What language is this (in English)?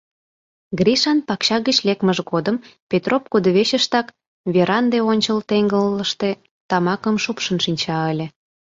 Mari